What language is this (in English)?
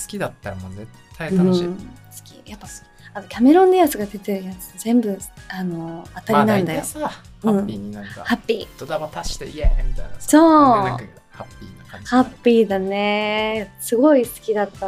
Japanese